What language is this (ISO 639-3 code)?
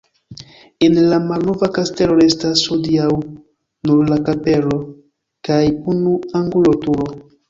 epo